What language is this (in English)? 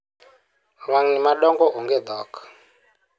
Luo (Kenya and Tanzania)